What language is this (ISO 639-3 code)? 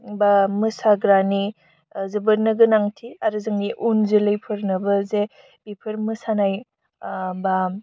brx